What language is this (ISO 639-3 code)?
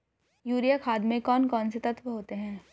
hin